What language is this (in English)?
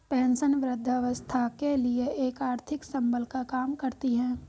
Hindi